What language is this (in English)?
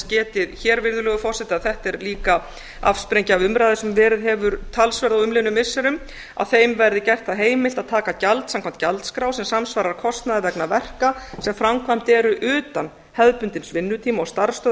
Icelandic